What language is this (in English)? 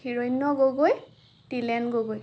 Assamese